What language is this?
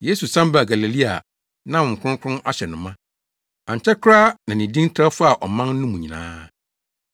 Akan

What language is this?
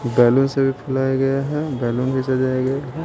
Hindi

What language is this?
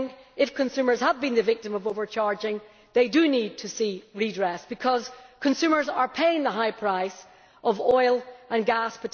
English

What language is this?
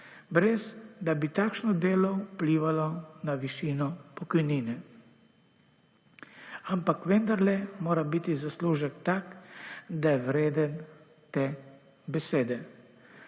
Slovenian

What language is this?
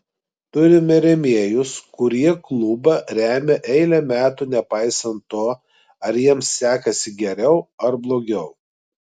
Lithuanian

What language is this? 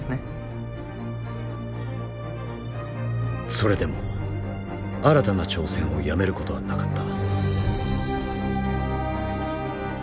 Japanese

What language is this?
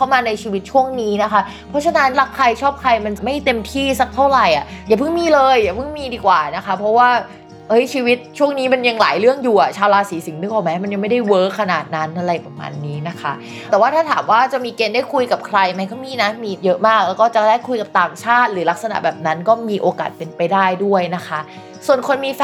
Thai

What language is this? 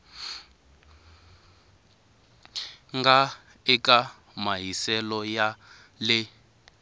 Tsonga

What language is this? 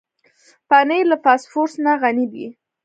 Pashto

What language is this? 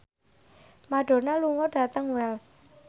Javanese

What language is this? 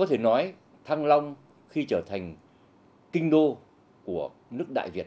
Vietnamese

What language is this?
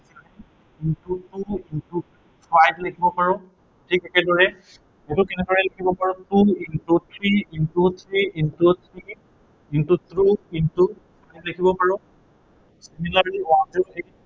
Assamese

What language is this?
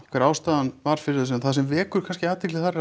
Icelandic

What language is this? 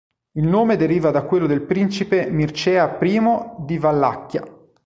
Italian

